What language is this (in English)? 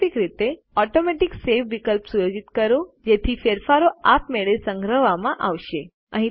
Gujarati